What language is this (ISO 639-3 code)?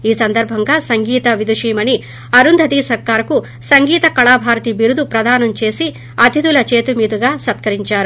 tel